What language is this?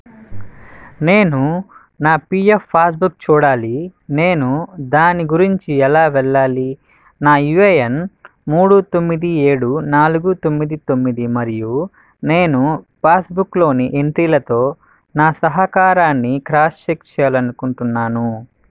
Telugu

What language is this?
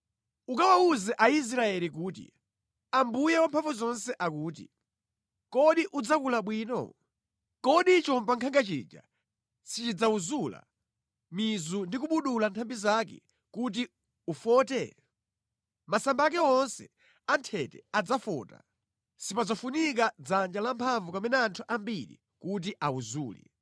Nyanja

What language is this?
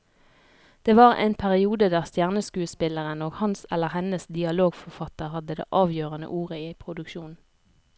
Norwegian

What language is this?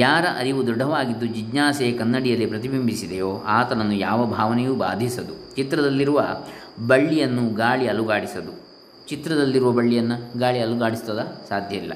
Kannada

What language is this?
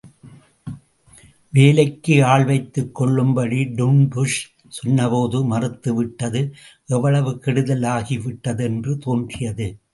Tamil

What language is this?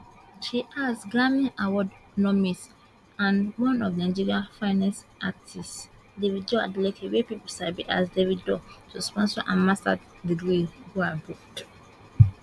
Nigerian Pidgin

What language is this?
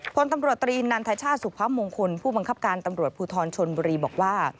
Thai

